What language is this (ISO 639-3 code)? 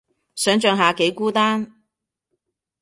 yue